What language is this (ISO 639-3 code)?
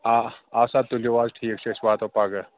kas